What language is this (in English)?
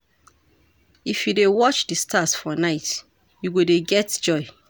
Nigerian Pidgin